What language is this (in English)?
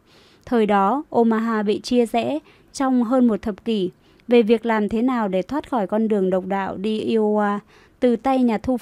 Vietnamese